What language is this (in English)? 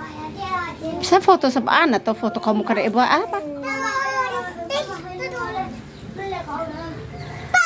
Indonesian